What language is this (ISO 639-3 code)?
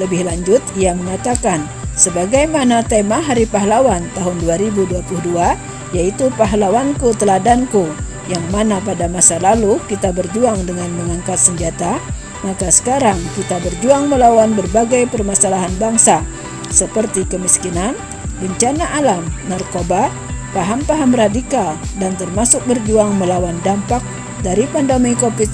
ind